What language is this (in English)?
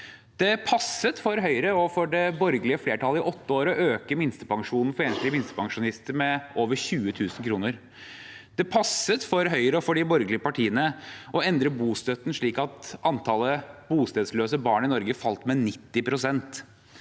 Norwegian